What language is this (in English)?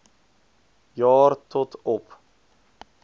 Afrikaans